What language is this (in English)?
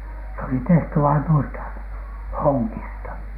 Finnish